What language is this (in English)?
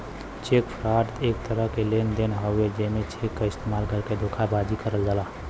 Bhojpuri